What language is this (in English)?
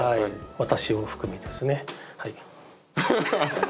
Japanese